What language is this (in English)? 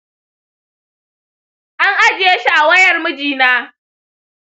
Hausa